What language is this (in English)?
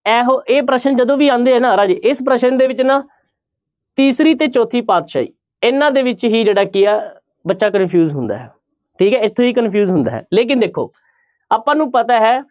Punjabi